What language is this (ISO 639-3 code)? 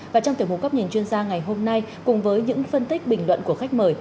vie